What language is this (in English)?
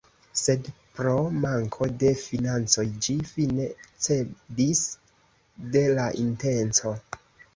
Esperanto